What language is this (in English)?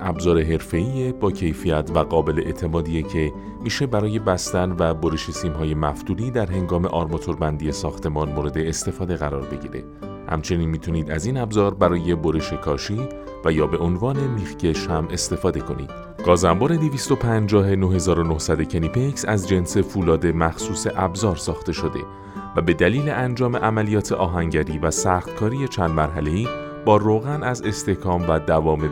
Persian